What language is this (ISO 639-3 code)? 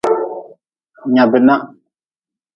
nmz